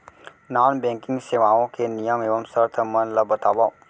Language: Chhattisgarhi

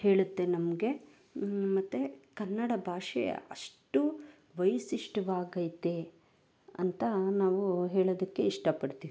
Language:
Kannada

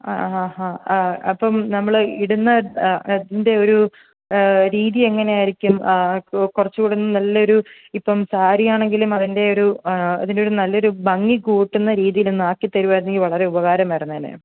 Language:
Malayalam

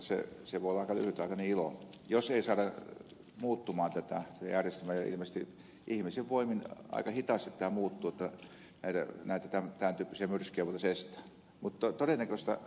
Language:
Finnish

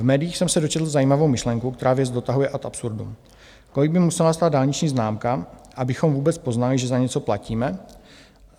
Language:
Czech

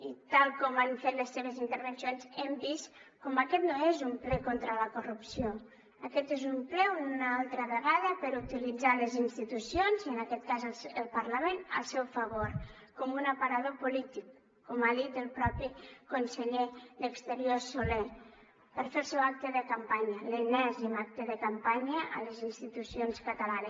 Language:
Catalan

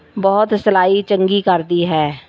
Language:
Punjabi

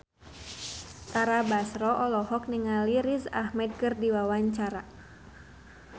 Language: Sundanese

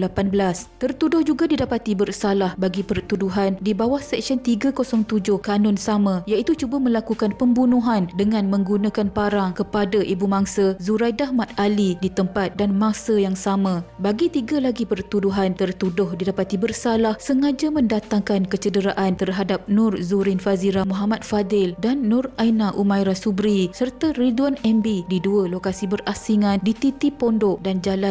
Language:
Malay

